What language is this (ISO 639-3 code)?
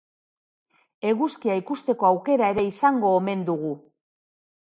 eus